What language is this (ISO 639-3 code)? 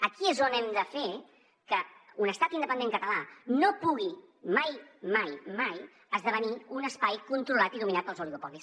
cat